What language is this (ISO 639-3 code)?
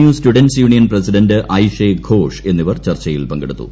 mal